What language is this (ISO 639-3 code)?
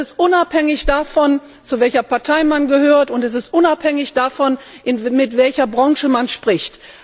deu